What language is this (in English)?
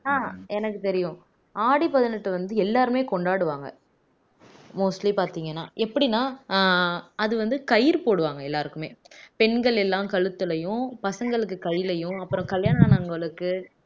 Tamil